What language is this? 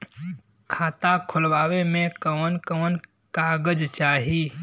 Bhojpuri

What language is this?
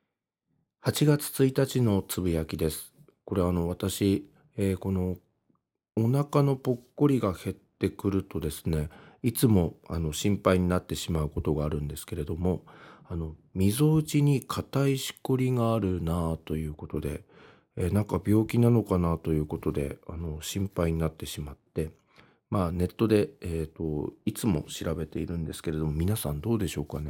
Japanese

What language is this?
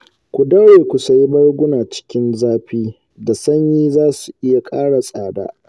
Hausa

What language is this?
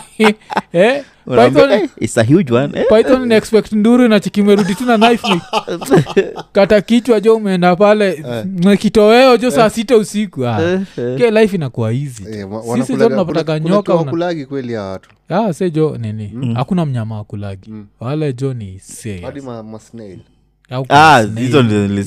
Swahili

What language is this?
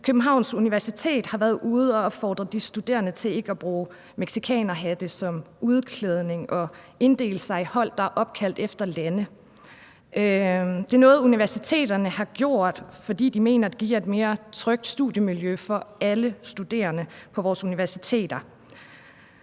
Danish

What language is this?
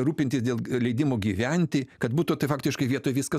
Lithuanian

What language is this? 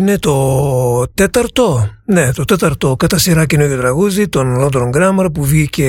Greek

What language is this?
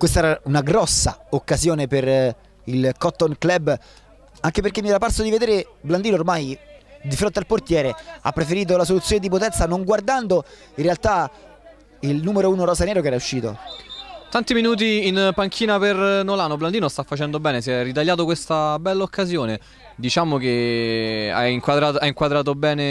Italian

